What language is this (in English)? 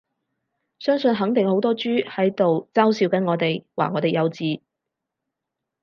Cantonese